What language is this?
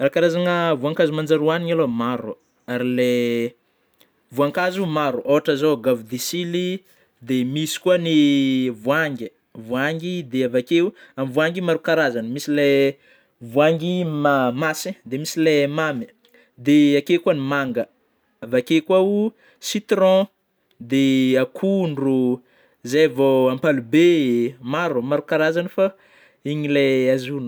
Northern Betsimisaraka Malagasy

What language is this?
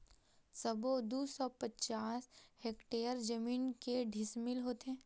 Chhattisgarhi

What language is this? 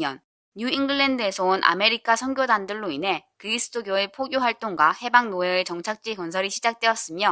Korean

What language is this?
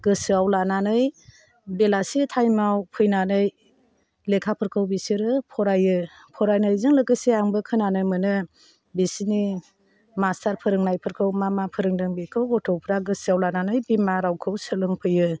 Bodo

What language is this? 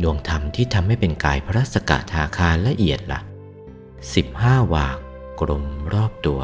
Thai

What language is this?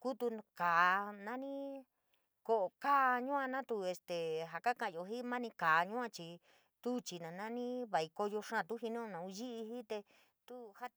San Miguel El Grande Mixtec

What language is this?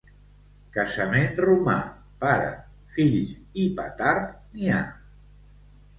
Catalan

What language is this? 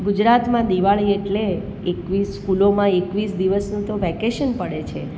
Gujarati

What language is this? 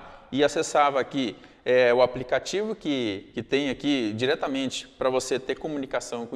Portuguese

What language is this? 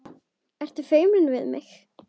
Icelandic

